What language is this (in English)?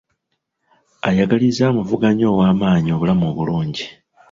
Ganda